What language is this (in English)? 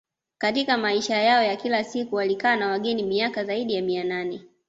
Swahili